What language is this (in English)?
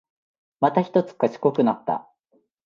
Japanese